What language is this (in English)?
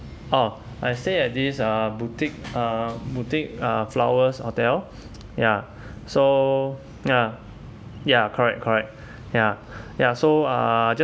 English